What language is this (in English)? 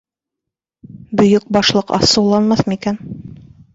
Bashkir